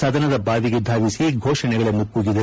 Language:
Kannada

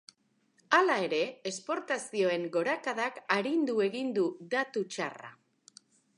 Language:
Basque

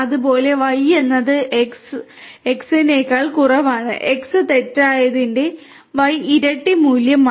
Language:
Malayalam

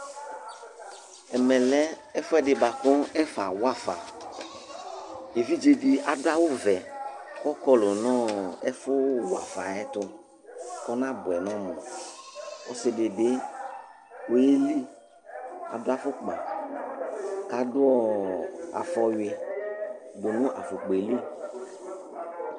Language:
Ikposo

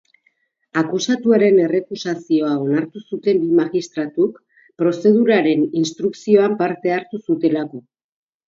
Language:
Basque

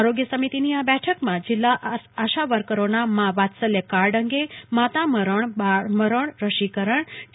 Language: Gujarati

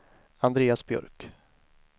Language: Swedish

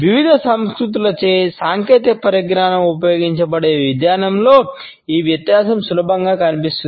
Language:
Telugu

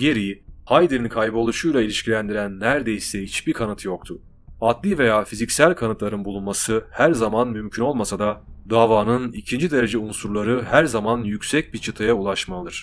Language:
Turkish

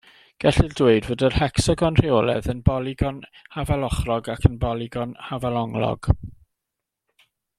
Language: Welsh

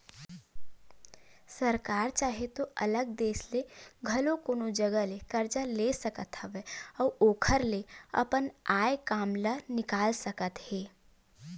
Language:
Chhattisgarhi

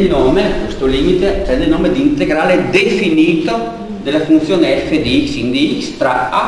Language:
Italian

